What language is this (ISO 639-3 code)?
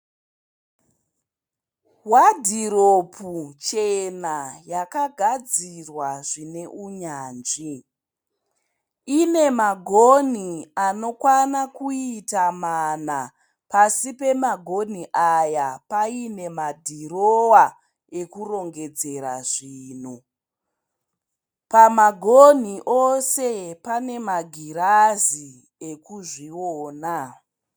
sna